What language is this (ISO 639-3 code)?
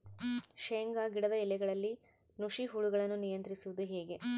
kan